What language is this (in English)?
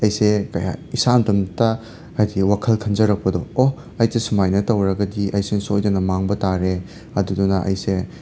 Manipuri